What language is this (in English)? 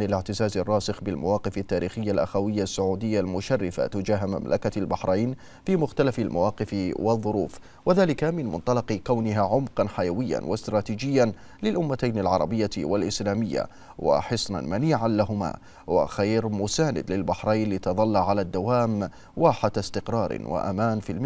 Arabic